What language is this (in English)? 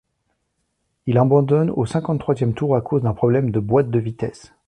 French